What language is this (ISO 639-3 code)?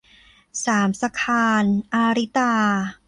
tha